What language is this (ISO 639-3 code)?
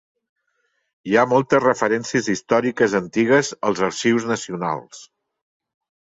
cat